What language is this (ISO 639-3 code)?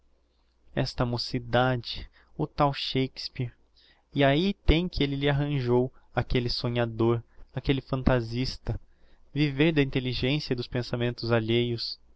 por